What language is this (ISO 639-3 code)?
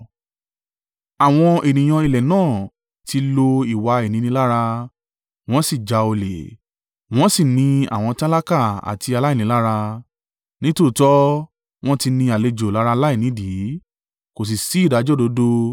yor